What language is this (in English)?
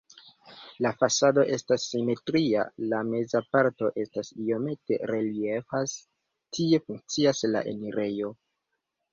Esperanto